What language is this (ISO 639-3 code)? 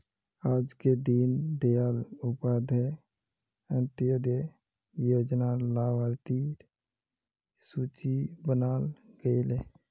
mag